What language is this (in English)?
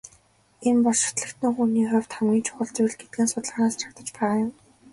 Mongolian